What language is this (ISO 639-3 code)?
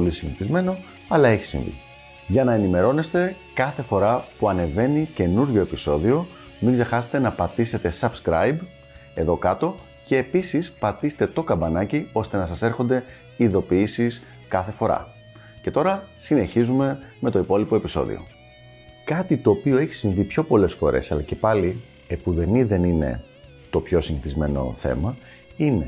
ell